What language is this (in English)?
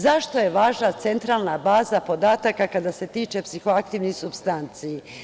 Serbian